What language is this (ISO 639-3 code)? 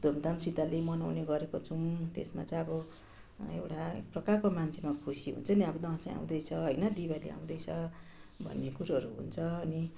nep